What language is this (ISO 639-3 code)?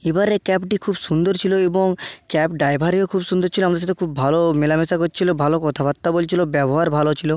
ben